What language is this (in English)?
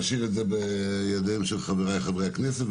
Hebrew